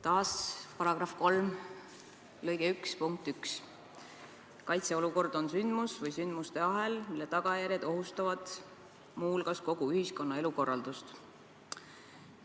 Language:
Estonian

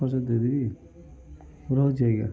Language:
Odia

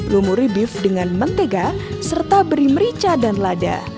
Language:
Indonesian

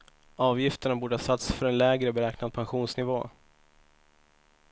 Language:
Swedish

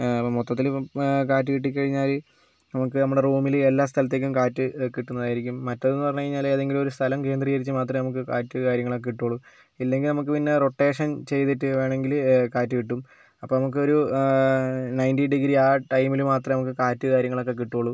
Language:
Malayalam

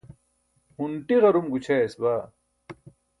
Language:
Burushaski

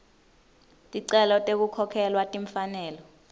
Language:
Swati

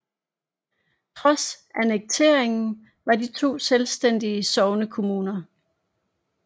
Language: Danish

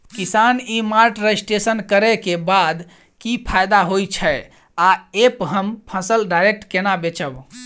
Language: Maithili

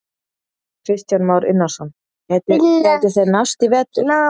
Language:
Icelandic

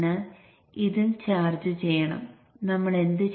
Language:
Malayalam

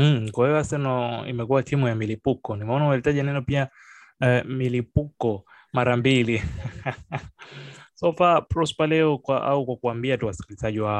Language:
Swahili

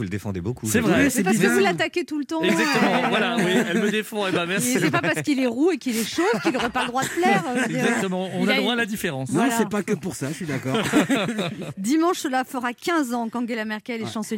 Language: French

